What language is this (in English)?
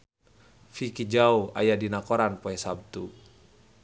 Sundanese